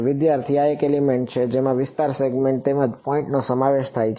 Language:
Gujarati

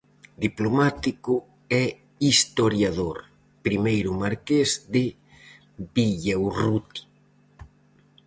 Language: Galician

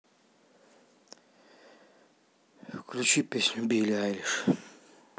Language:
Russian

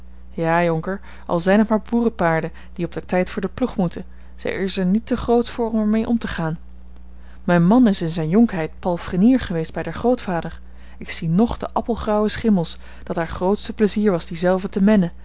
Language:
Dutch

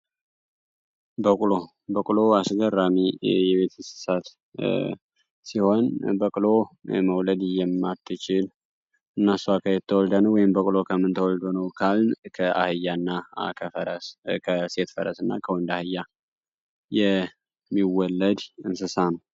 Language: Amharic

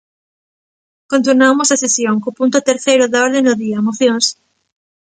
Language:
Galician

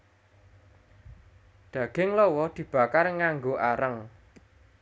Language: Javanese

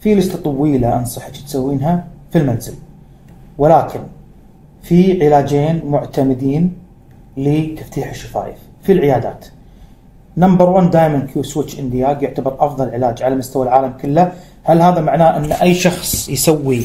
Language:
Arabic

